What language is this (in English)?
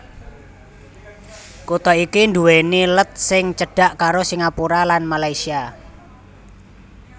Javanese